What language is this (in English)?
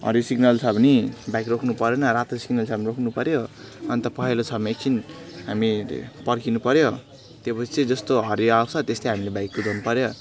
Nepali